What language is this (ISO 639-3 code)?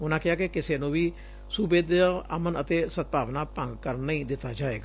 pan